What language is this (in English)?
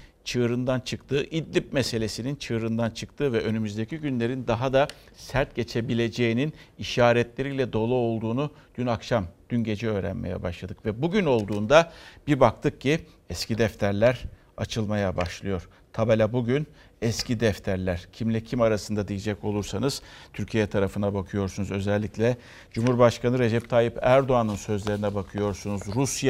Turkish